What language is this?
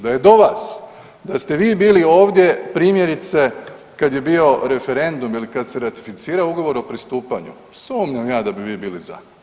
Croatian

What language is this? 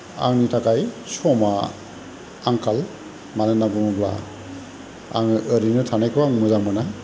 Bodo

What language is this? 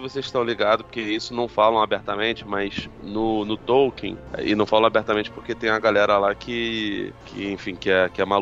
Portuguese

